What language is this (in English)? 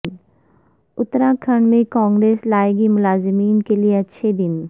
Urdu